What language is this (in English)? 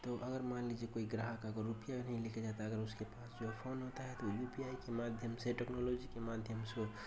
Urdu